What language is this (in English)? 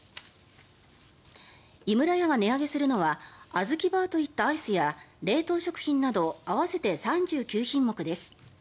Japanese